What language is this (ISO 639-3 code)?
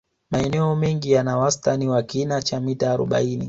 swa